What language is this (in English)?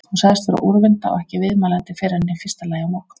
Icelandic